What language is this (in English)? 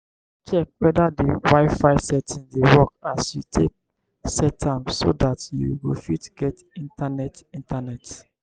Nigerian Pidgin